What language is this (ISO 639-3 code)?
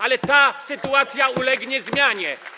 pol